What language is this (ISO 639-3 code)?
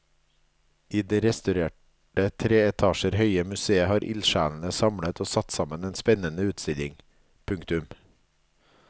nor